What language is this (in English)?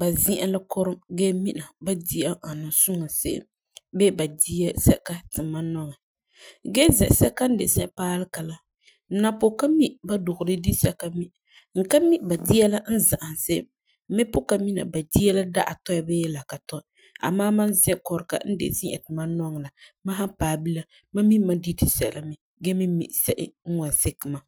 Frafra